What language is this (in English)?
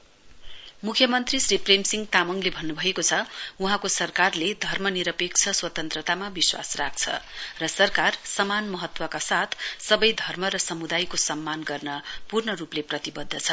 Nepali